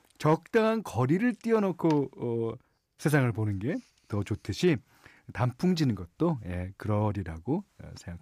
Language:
Korean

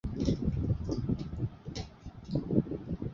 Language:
Bangla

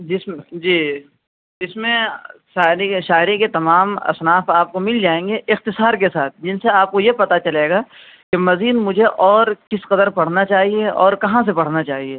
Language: Urdu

